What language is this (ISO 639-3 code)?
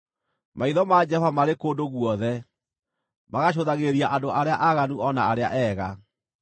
kik